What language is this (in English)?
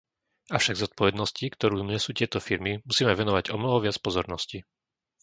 Slovak